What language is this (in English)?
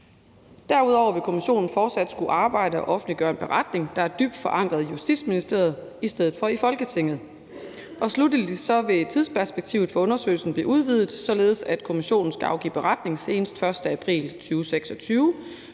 Danish